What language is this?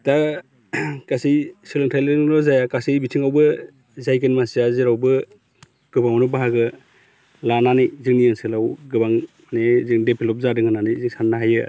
Bodo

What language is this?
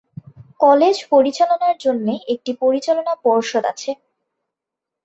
Bangla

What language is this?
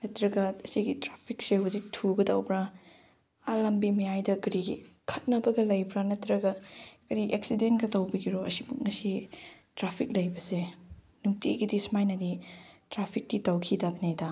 Manipuri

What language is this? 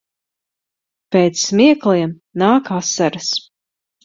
Latvian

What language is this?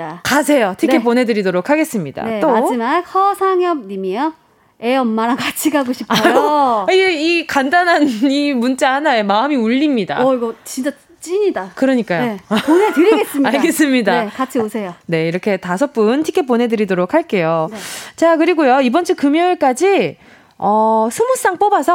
Korean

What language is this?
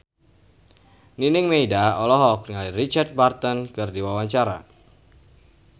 Sundanese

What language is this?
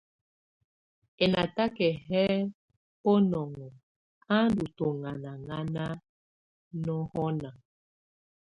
Tunen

